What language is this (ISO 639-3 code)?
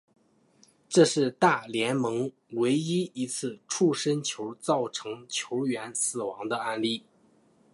zho